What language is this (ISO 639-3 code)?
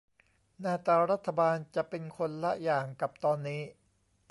tha